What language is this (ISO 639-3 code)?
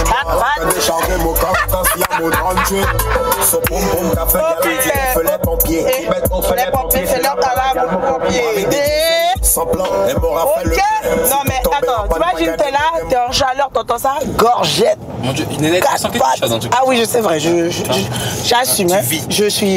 fra